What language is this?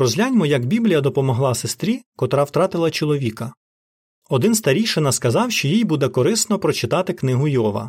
Ukrainian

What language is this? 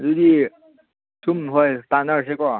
Manipuri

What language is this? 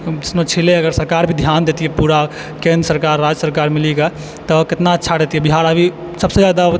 Maithili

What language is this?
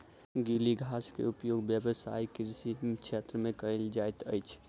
Maithili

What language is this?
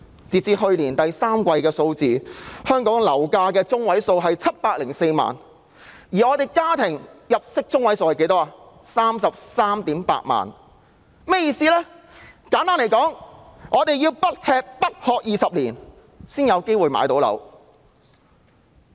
Cantonese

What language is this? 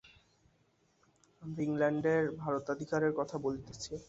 Bangla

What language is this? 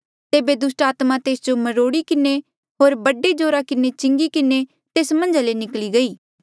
Mandeali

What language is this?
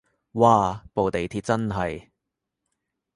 Cantonese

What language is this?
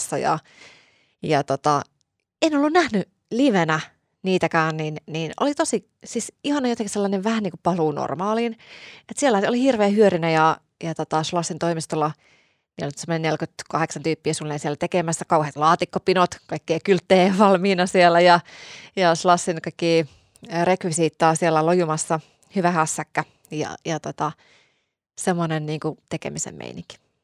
Finnish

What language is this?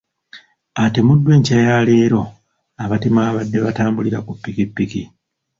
Ganda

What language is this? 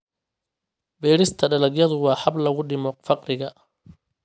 Somali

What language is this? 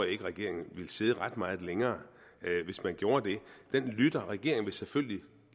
Danish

